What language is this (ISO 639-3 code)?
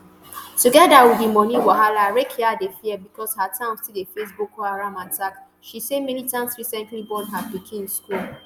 pcm